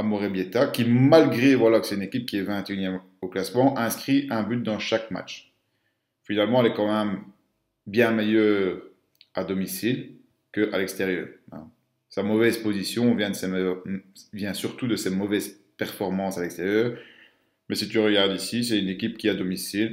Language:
French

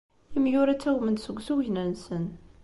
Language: Kabyle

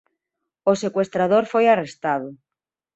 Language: Galician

